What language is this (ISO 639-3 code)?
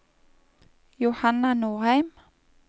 nor